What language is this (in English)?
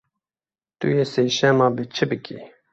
Kurdish